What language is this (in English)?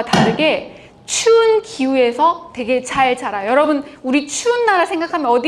Korean